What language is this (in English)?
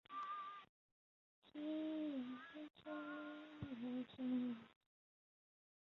Chinese